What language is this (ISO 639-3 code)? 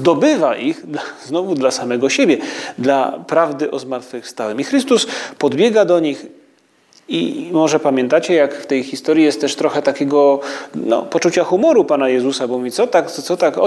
pol